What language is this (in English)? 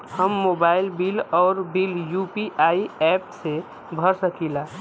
Bhojpuri